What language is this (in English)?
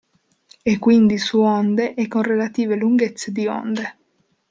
Italian